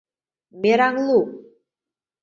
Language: Mari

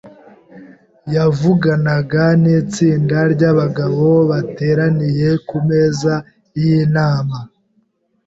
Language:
Kinyarwanda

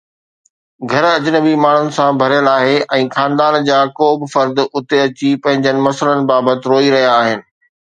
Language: Sindhi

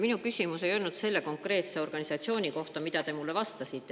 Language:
Estonian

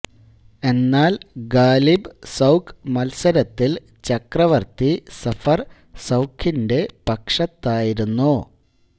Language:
Malayalam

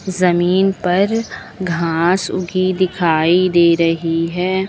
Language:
Hindi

